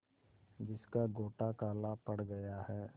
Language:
Hindi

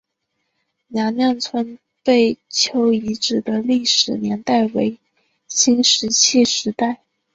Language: Chinese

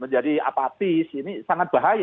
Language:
Indonesian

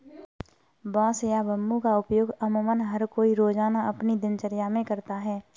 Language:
Hindi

